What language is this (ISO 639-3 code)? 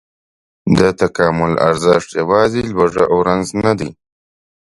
pus